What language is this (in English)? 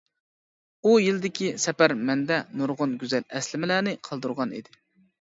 Uyghur